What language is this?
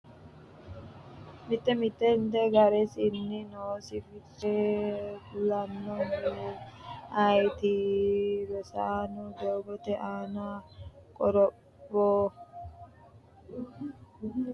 Sidamo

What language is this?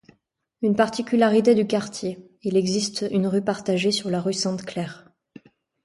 French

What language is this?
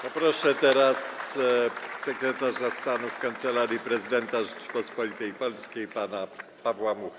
Polish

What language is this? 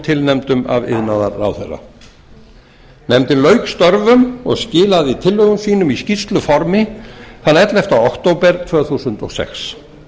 Icelandic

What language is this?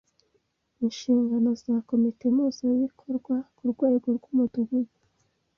Kinyarwanda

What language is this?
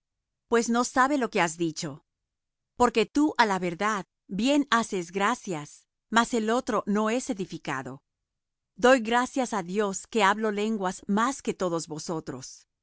Spanish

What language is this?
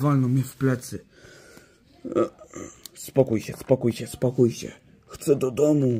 Polish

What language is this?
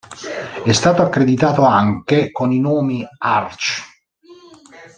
Italian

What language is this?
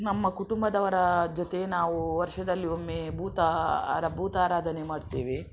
Kannada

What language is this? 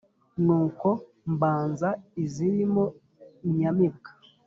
Kinyarwanda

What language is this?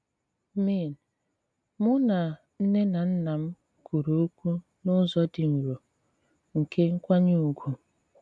Igbo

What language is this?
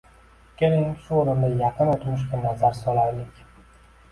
Uzbek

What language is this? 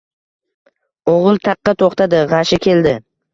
Uzbek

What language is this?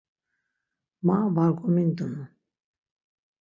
Laz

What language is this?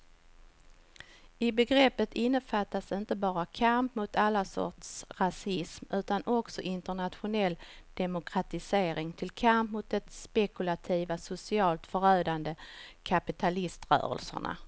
Swedish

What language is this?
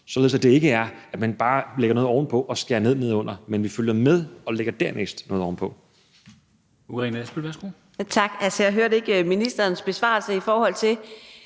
Danish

